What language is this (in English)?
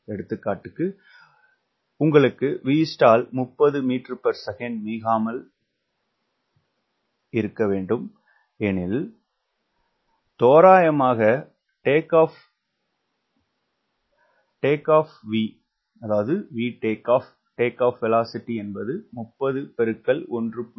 Tamil